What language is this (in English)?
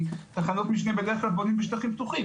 Hebrew